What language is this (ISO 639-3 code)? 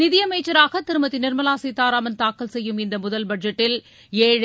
tam